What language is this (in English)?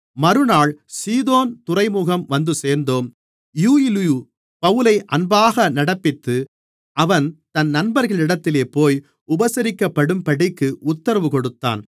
Tamil